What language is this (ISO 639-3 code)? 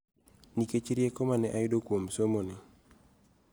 luo